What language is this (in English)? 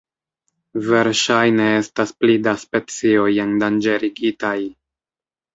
Esperanto